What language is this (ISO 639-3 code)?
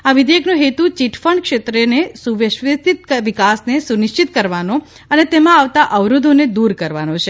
guj